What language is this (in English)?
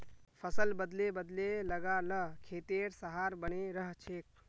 Magahi